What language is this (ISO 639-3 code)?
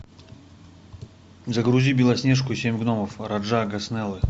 rus